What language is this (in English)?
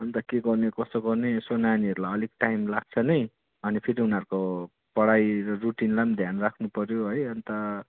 Nepali